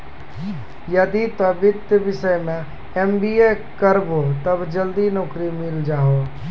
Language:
Maithili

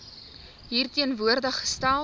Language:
Afrikaans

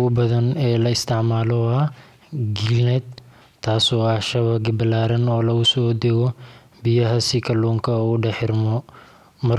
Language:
Somali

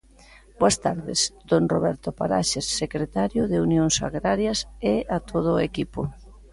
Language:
Galician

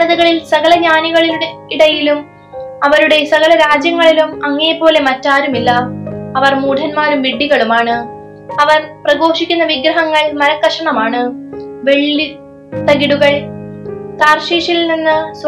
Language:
Malayalam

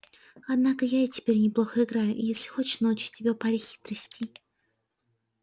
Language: Russian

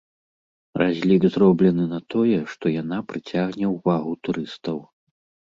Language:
Belarusian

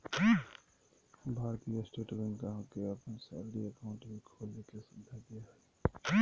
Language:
Magahi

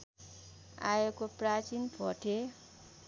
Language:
Nepali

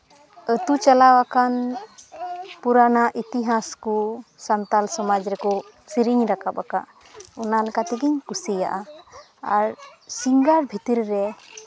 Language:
Santali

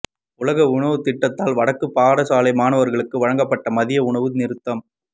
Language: Tamil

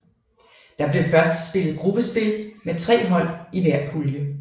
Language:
Danish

